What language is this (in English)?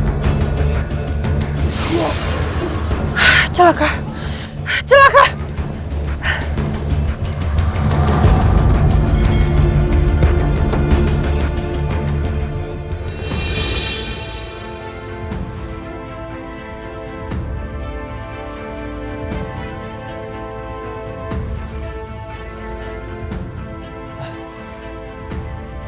Indonesian